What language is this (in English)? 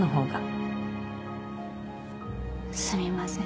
Japanese